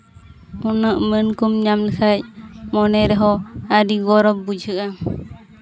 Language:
Santali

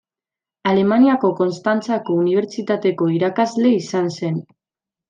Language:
Basque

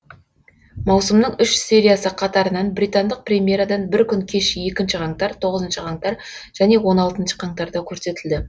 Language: Kazakh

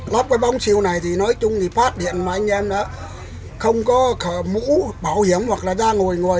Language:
Vietnamese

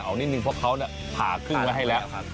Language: Thai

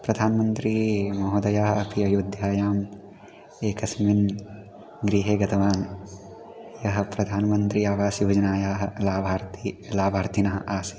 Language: Sanskrit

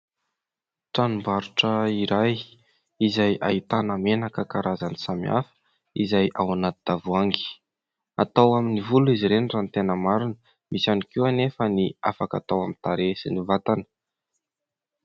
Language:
Malagasy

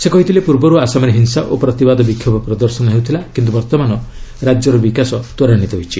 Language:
Odia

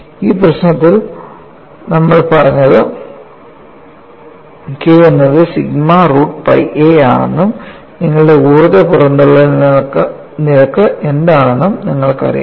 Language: Malayalam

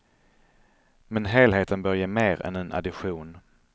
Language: Swedish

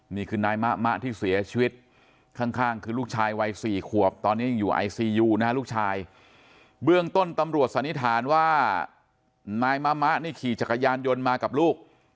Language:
Thai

